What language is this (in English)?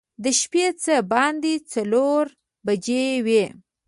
Pashto